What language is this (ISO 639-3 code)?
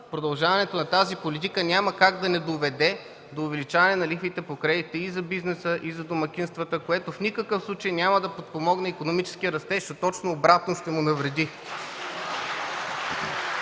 bul